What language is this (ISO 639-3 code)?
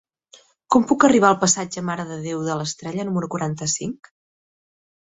cat